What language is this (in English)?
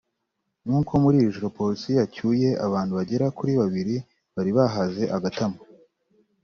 Kinyarwanda